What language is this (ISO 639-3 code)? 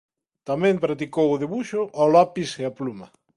glg